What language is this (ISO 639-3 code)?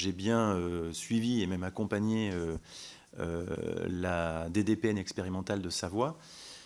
fra